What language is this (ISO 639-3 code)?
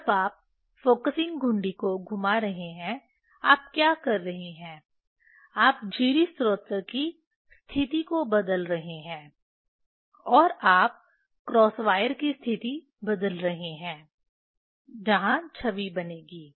hin